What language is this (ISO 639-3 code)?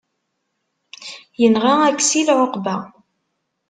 kab